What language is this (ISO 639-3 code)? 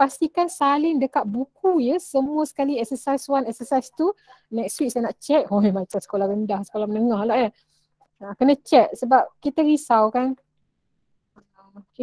msa